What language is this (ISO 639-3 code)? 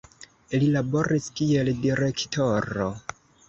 epo